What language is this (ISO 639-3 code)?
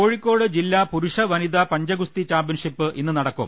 mal